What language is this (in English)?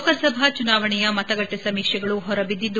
Kannada